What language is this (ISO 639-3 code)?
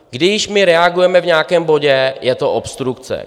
ces